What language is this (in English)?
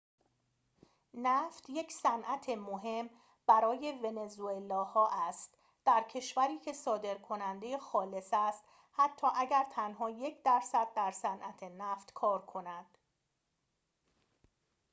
Persian